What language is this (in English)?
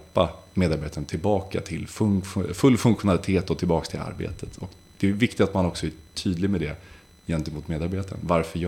Swedish